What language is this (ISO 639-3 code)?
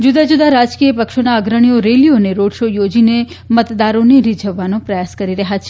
guj